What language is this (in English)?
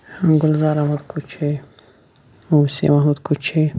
Kashmiri